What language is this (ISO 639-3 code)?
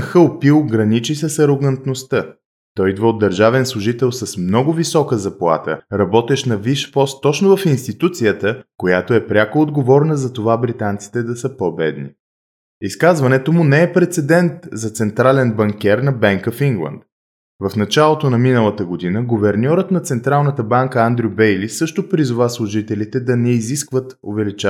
bul